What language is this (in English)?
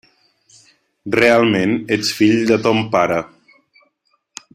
Catalan